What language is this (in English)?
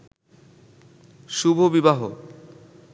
Bangla